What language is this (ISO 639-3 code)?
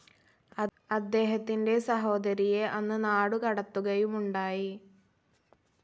mal